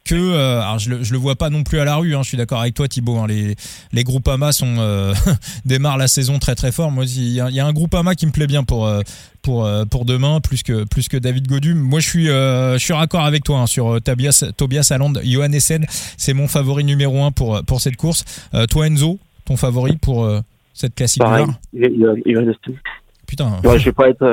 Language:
French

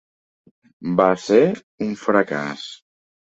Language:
Catalan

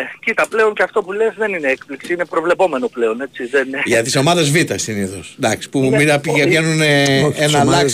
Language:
Greek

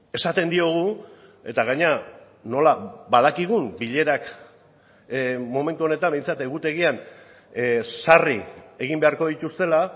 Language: Basque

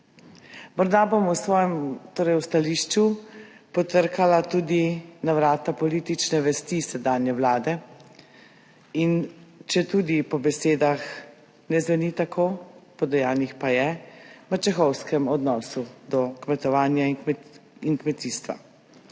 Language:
Slovenian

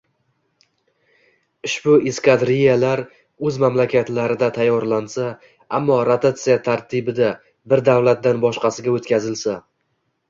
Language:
Uzbek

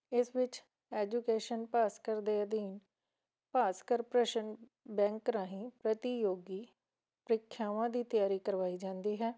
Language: Punjabi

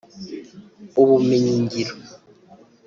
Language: Kinyarwanda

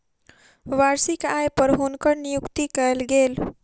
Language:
Maithili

